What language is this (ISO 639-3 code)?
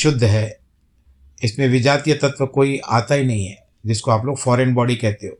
hin